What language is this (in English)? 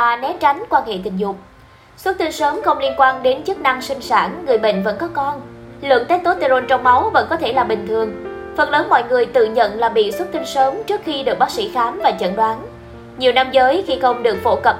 Vietnamese